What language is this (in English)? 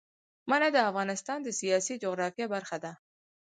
Pashto